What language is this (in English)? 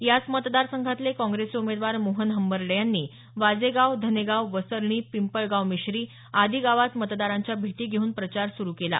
Marathi